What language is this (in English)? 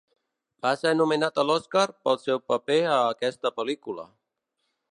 Catalan